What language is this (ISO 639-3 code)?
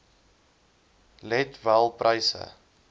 afr